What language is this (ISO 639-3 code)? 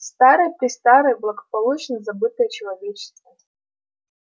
rus